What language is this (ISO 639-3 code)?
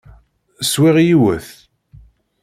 kab